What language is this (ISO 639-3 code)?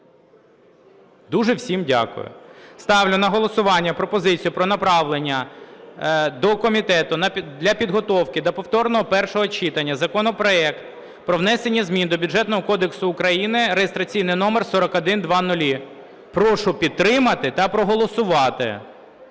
ukr